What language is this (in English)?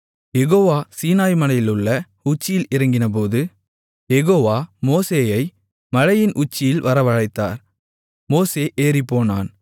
Tamil